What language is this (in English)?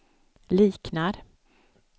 Swedish